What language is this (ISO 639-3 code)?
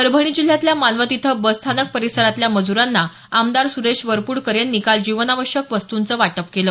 mar